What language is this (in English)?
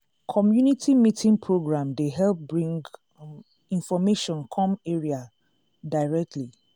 Nigerian Pidgin